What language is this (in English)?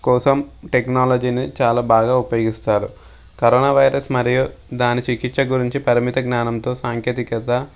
Telugu